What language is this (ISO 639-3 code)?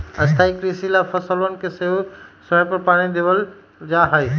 mag